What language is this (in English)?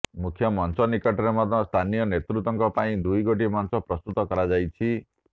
Odia